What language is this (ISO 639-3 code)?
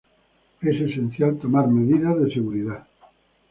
spa